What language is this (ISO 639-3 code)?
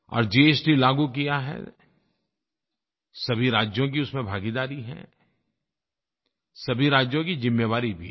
hin